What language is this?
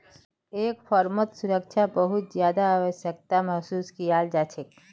Magahi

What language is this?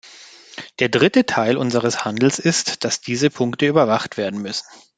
German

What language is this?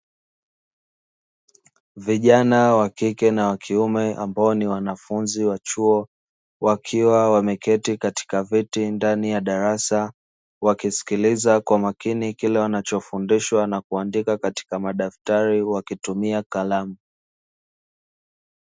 Swahili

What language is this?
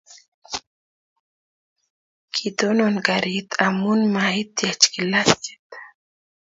Kalenjin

